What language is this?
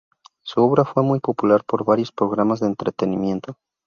Spanish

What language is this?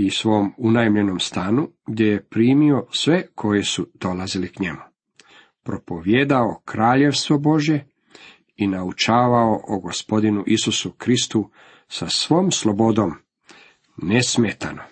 Croatian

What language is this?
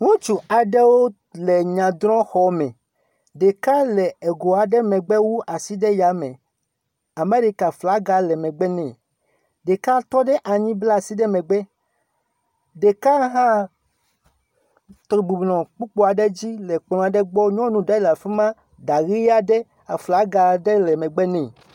Ewe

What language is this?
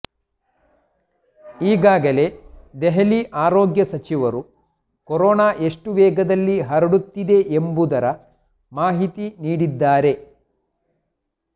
Kannada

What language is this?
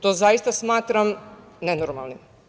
Serbian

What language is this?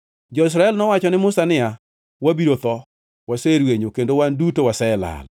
Luo (Kenya and Tanzania)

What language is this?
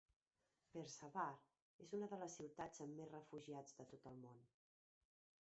Catalan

